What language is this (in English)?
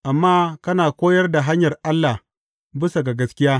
Hausa